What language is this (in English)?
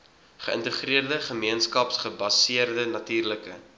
Afrikaans